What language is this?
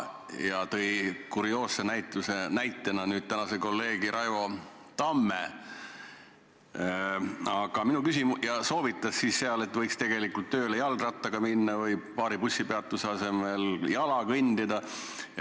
Estonian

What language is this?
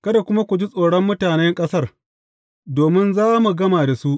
Hausa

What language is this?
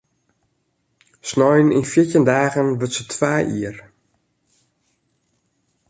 Western Frisian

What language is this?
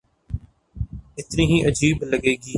Urdu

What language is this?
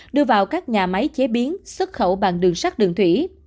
Vietnamese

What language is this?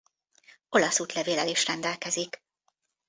Hungarian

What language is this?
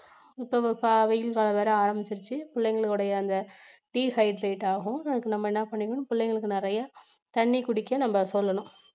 Tamil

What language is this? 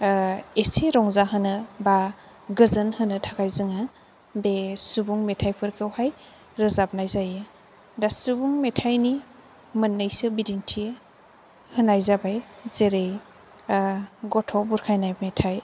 Bodo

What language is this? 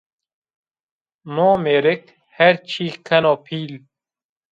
Zaza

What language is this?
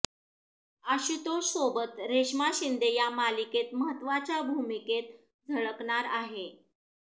Marathi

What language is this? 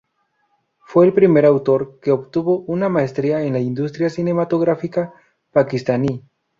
Spanish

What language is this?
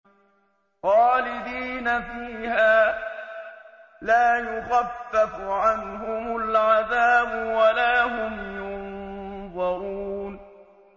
Arabic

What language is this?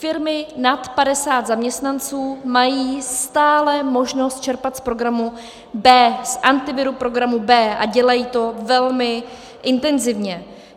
Czech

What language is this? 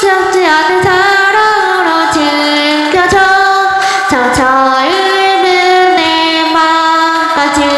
Korean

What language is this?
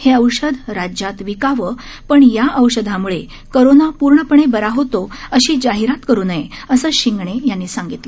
Marathi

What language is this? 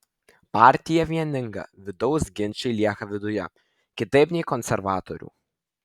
Lithuanian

